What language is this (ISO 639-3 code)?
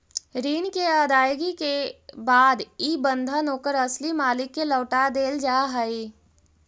mag